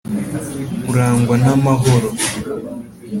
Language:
Kinyarwanda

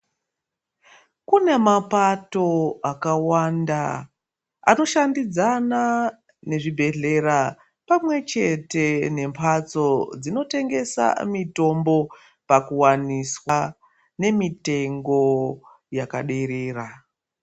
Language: Ndau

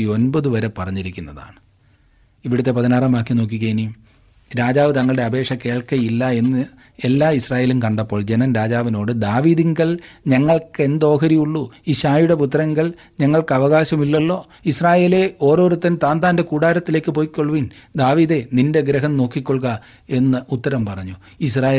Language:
Malayalam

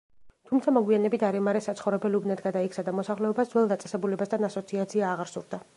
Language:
Georgian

